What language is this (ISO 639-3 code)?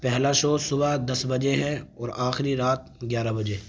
urd